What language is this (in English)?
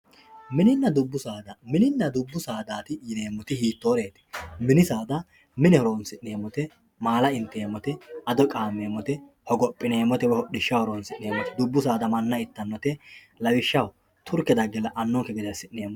Sidamo